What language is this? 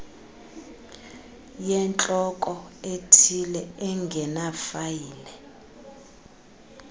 Xhosa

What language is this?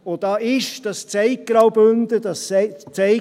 Swiss German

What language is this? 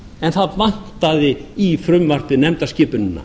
Icelandic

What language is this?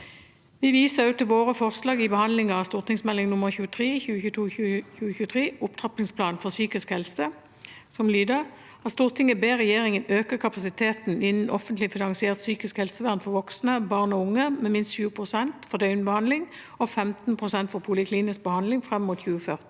Norwegian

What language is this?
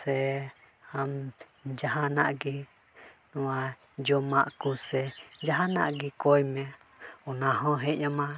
Santali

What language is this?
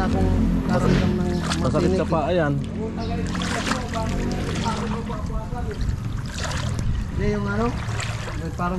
Filipino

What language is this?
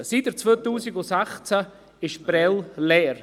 Swiss German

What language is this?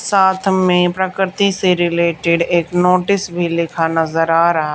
Hindi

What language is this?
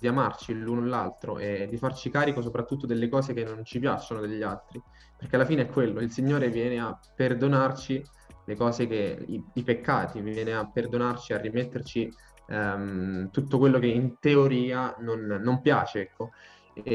Italian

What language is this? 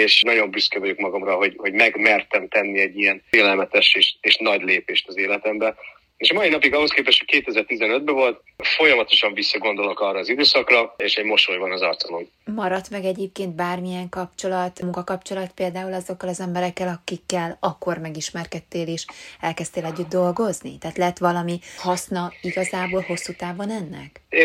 Hungarian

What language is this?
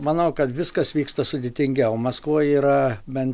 Lithuanian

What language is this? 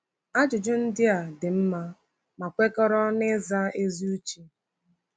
Igbo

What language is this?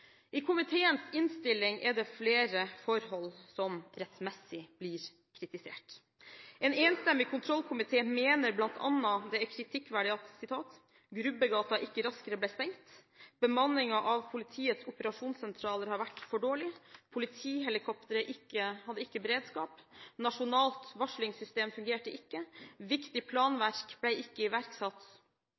Norwegian Bokmål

